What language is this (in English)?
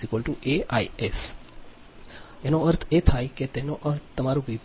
Gujarati